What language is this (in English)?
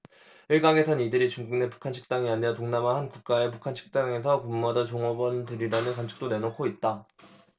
Korean